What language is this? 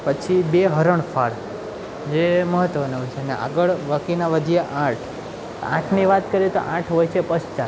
Gujarati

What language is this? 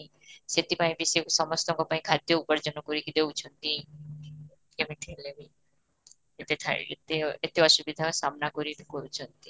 Odia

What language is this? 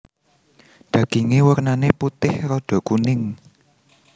Javanese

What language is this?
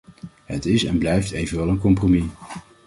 Dutch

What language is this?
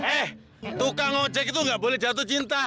Indonesian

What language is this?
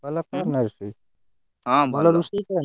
Odia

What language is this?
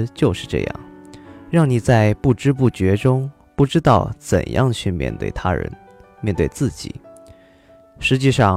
Chinese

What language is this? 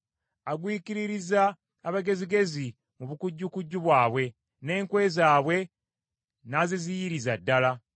Ganda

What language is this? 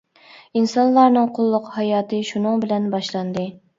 Uyghur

